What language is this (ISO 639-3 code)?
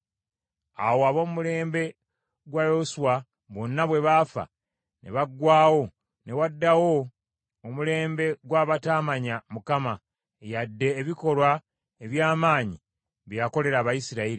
lug